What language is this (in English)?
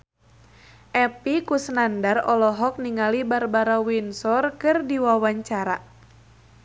Sundanese